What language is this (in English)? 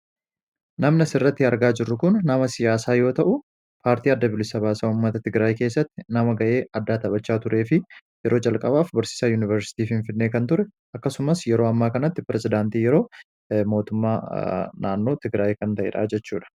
Oromo